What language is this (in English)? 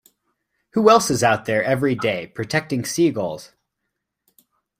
English